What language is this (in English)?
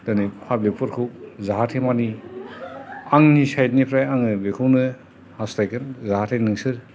Bodo